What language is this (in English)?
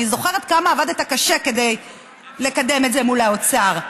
Hebrew